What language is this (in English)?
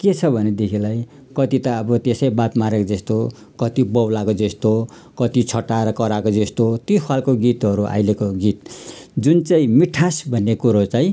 Nepali